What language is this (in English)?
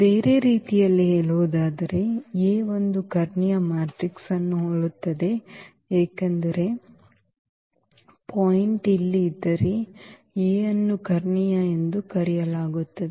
Kannada